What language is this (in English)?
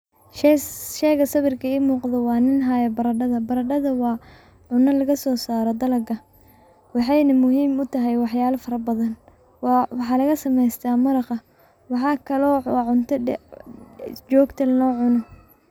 Somali